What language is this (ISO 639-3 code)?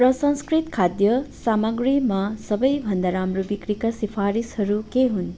nep